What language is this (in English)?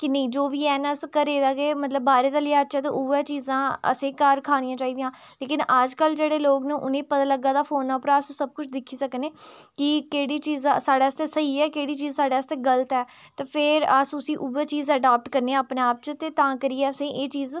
Dogri